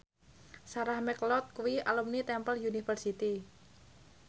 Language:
Javanese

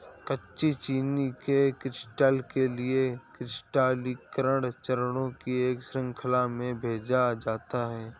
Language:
Hindi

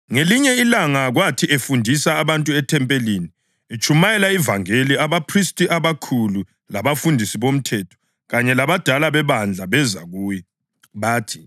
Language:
North Ndebele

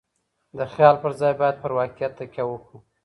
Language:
Pashto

